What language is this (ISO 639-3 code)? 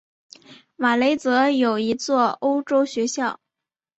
zho